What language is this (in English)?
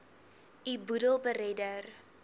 Afrikaans